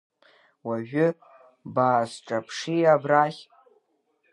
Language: Abkhazian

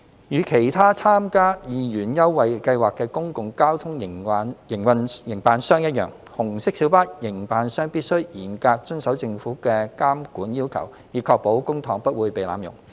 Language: Cantonese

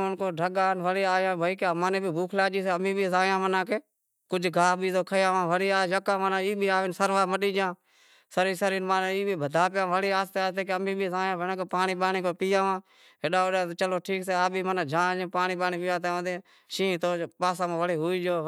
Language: Wadiyara Koli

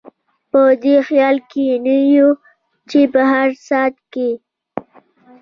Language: Pashto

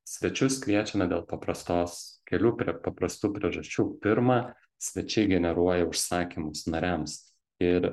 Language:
Lithuanian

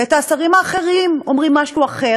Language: Hebrew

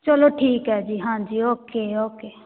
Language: Punjabi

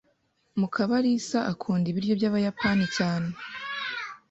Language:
Kinyarwanda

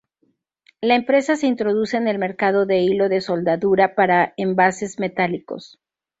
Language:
Spanish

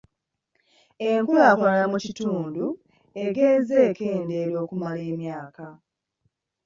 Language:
Ganda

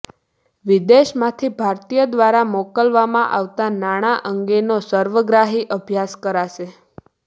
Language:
Gujarati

